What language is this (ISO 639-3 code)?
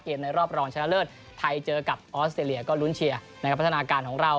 tha